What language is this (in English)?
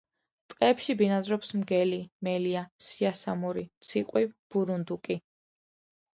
Georgian